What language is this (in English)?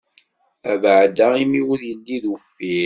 Kabyle